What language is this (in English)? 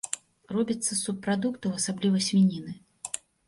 Belarusian